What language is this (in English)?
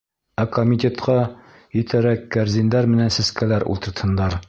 Bashkir